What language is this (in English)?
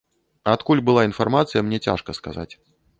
Belarusian